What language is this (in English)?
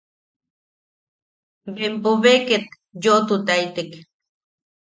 Yaqui